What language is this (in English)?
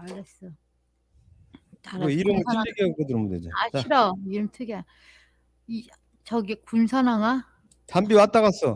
Korean